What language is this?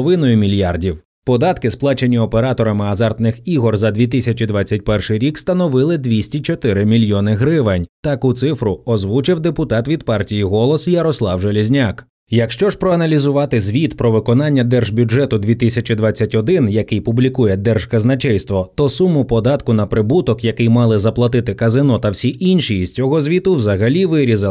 Ukrainian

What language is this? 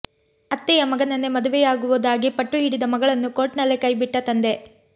Kannada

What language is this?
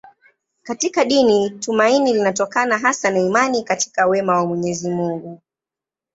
Swahili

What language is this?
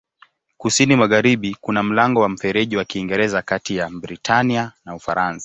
Swahili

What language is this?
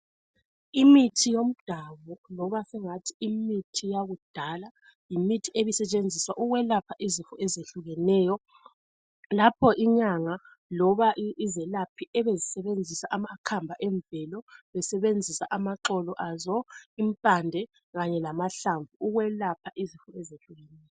North Ndebele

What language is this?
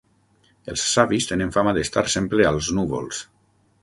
Catalan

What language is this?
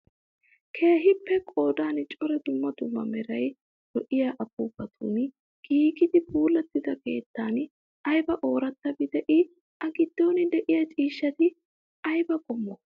Wolaytta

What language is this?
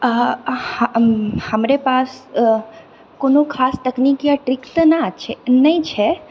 Maithili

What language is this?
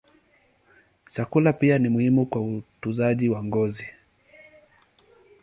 Swahili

